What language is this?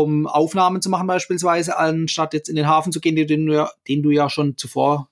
German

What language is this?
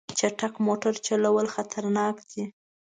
Pashto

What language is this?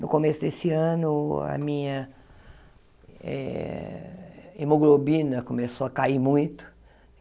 Portuguese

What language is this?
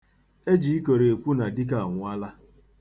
Igbo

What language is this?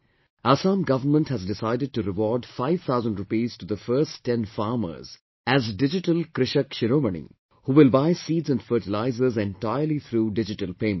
English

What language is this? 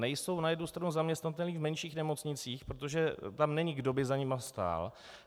Czech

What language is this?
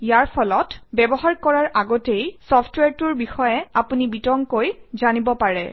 Assamese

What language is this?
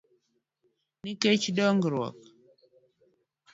Luo (Kenya and Tanzania)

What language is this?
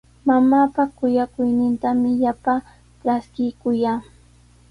Sihuas Ancash Quechua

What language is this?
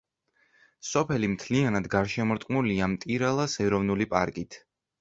Georgian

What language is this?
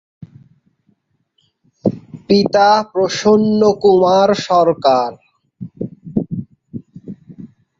Bangla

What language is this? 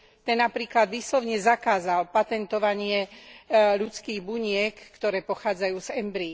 Slovak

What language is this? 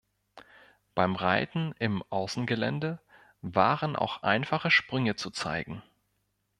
German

